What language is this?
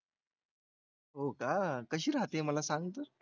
Marathi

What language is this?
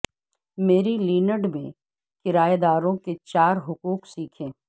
Urdu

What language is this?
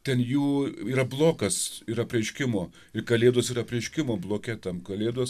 Lithuanian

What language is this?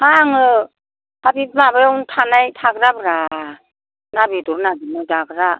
Bodo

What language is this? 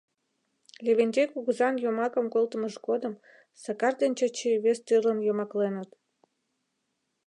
Mari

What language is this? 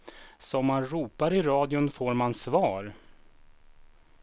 Swedish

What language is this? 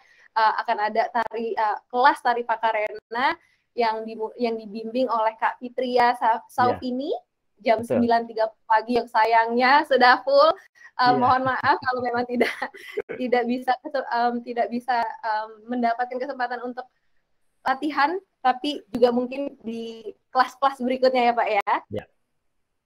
Indonesian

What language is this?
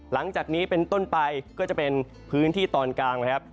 Thai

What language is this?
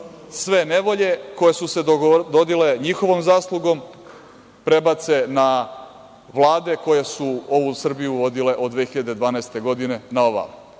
Serbian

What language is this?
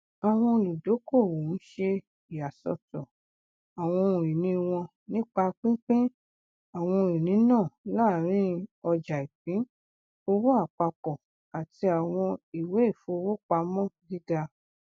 Yoruba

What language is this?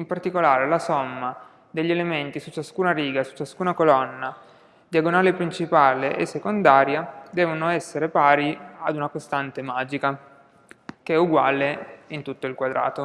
Italian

